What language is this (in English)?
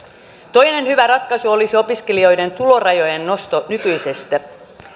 Finnish